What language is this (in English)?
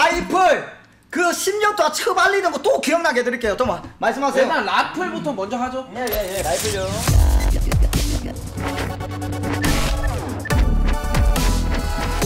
Korean